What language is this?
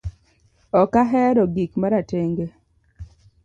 Luo (Kenya and Tanzania)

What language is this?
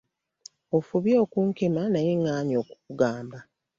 Ganda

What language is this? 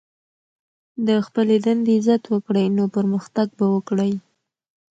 Pashto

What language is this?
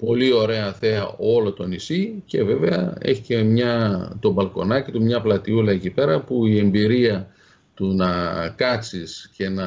Greek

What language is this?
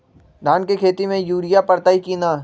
Magahi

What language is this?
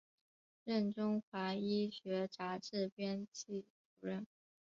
Chinese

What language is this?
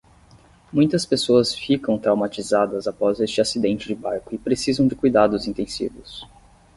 Portuguese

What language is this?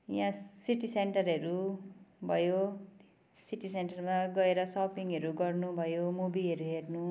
Nepali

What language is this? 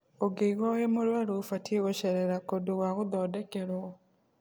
Kikuyu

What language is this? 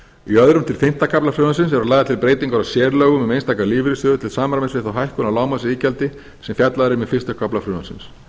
Icelandic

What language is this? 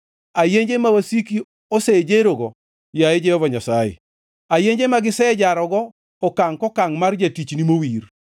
Luo (Kenya and Tanzania)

